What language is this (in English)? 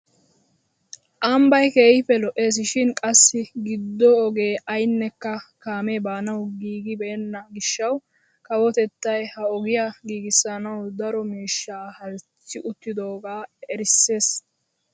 Wolaytta